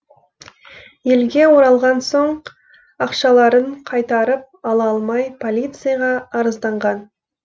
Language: Kazakh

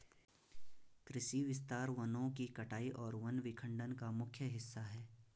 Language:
Hindi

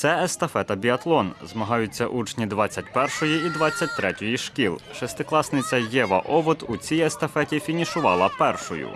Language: Ukrainian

